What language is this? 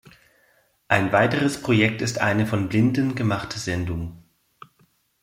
German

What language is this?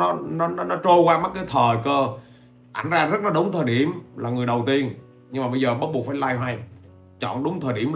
Vietnamese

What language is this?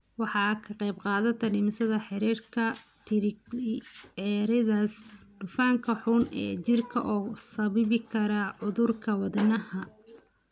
Somali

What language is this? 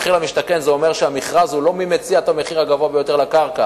Hebrew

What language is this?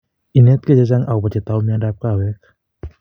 Kalenjin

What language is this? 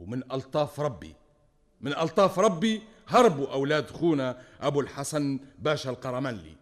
Arabic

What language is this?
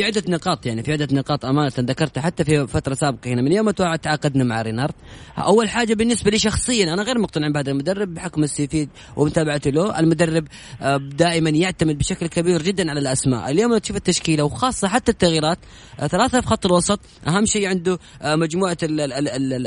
Arabic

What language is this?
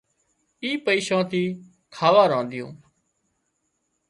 Wadiyara Koli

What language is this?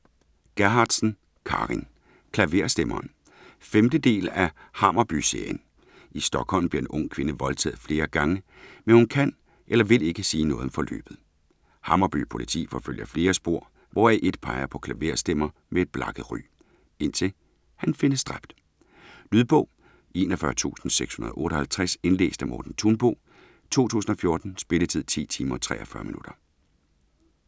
Danish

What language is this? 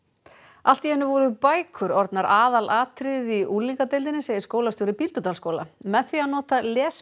Icelandic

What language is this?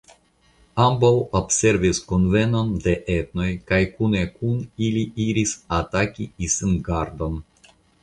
Esperanto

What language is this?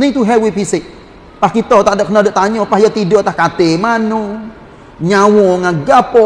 Malay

